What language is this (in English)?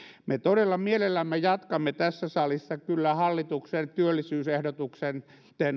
Finnish